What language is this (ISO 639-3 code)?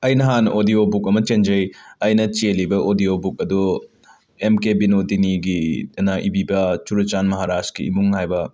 mni